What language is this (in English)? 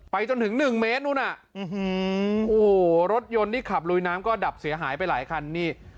Thai